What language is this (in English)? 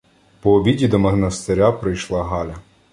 Ukrainian